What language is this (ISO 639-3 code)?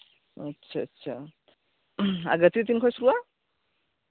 sat